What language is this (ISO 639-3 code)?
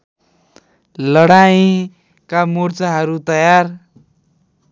nep